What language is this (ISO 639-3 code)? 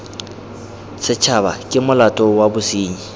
tsn